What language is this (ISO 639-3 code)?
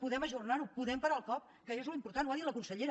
cat